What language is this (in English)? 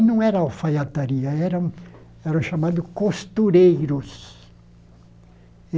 Portuguese